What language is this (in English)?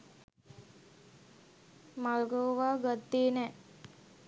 Sinhala